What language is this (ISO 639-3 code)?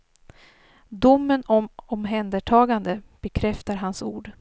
swe